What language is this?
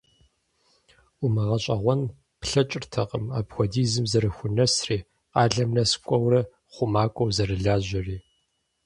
Kabardian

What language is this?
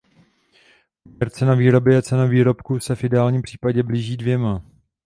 Czech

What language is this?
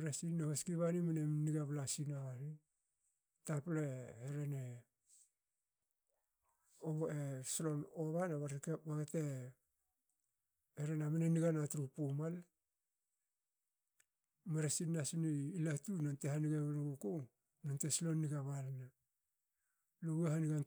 Hakö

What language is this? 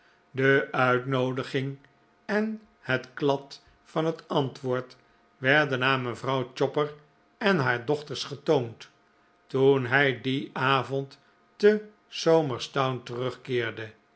Dutch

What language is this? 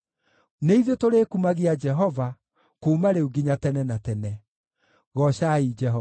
Kikuyu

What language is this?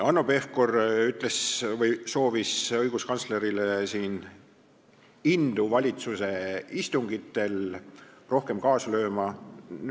Estonian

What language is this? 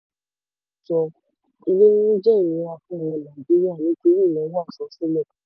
Yoruba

